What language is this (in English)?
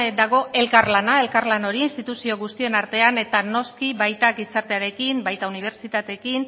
Basque